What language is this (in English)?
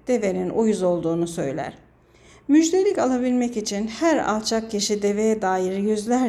Turkish